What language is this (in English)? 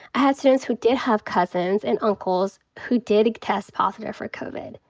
English